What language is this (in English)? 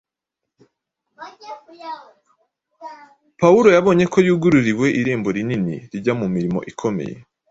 Kinyarwanda